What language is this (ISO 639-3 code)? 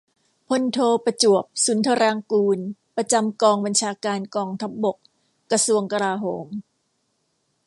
tha